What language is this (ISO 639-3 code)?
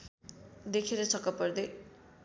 nep